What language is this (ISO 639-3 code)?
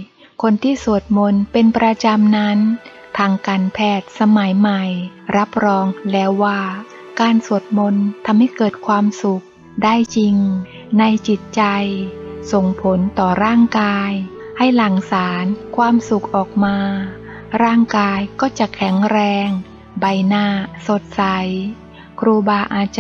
tha